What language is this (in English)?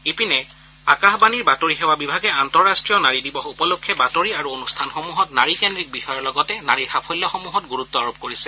Assamese